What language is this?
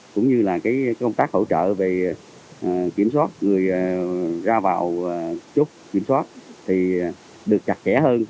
Vietnamese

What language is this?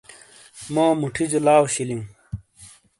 Shina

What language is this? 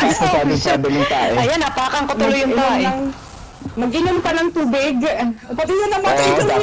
Filipino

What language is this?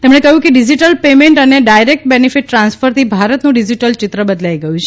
Gujarati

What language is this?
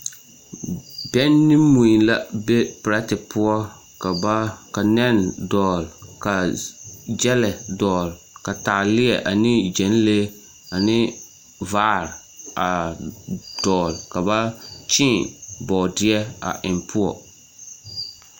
Southern Dagaare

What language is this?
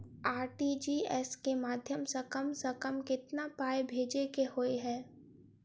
Maithili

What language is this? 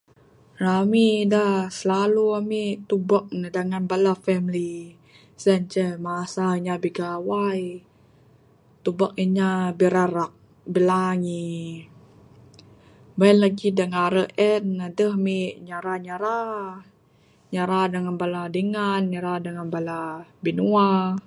Bukar-Sadung Bidayuh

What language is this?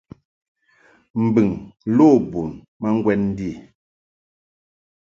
Mungaka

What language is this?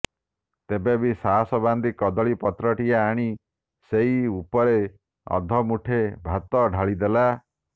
Odia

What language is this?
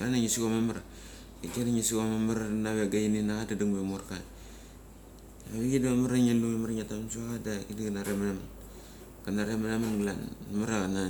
Mali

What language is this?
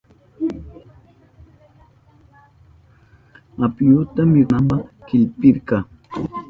Southern Pastaza Quechua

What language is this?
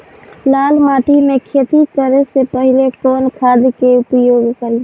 Bhojpuri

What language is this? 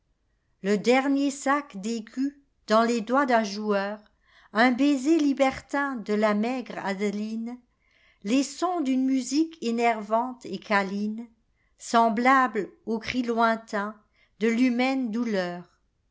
French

